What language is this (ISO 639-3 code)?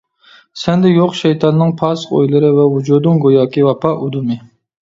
uig